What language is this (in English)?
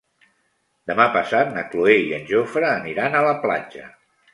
Catalan